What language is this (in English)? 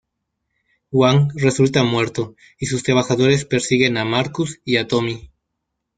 Spanish